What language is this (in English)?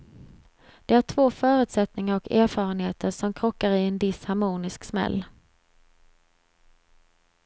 Swedish